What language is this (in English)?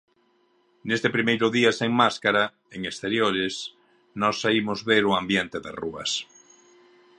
Galician